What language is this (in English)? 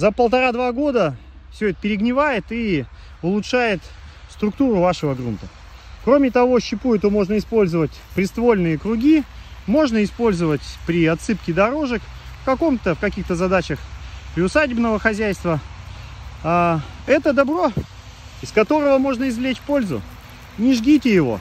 Russian